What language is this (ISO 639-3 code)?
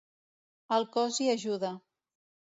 cat